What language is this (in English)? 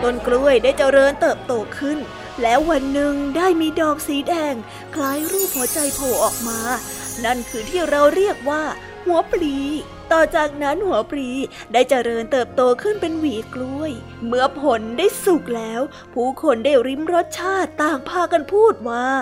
Thai